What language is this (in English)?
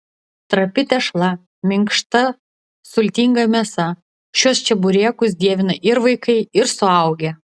Lithuanian